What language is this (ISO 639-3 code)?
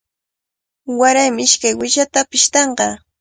qvl